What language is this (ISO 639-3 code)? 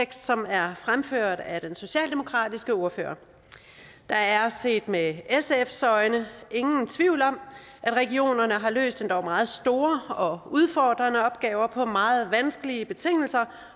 dan